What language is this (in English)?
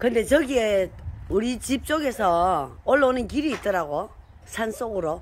Korean